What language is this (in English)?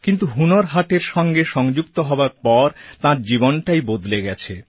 Bangla